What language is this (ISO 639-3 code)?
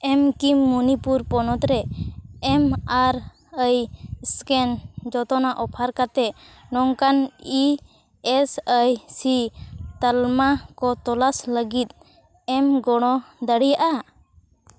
sat